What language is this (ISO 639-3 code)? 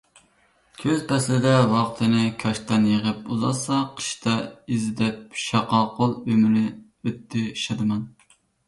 uig